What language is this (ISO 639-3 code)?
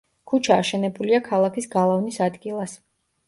kat